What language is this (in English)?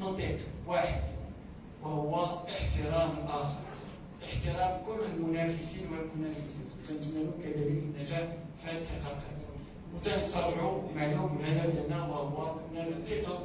Arabic